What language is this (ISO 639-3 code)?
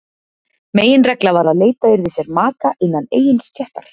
isl